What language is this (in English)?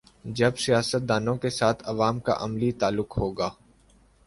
Urdu